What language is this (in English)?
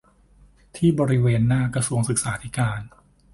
Thai